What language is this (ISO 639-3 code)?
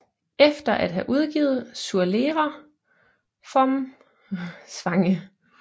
dan